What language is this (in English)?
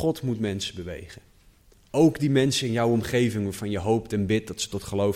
Dutch